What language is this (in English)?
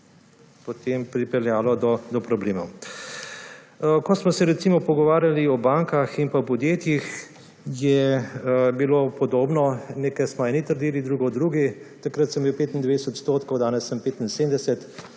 Slovenian